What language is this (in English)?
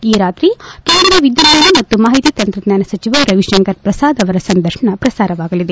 Kannada